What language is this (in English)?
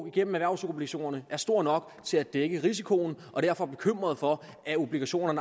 Danish